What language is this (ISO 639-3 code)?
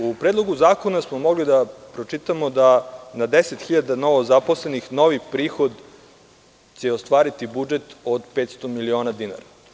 srp